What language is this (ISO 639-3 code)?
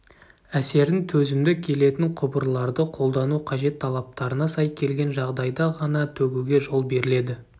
kaz